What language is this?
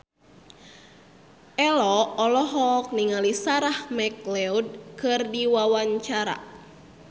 Sundanese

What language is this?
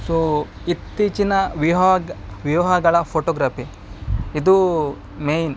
Kannada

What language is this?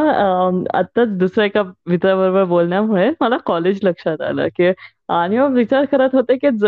Marathi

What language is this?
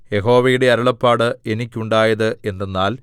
Malayalam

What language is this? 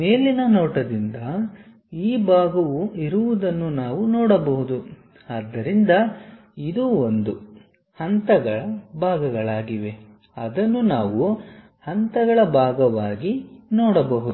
Kannada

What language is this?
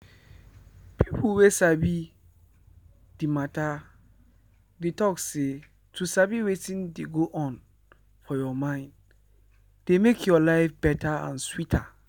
Nigerian Pidgin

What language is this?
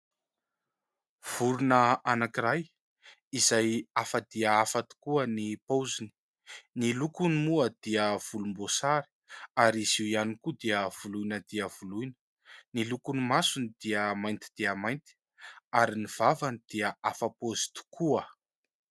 Malagasy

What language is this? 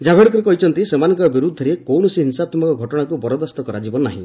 Odia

